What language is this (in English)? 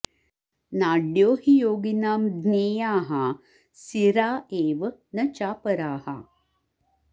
Sanskrit